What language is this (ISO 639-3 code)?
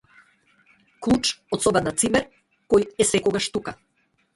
mkd